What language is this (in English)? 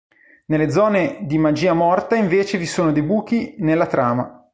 Italian